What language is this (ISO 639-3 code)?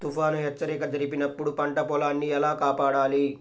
tel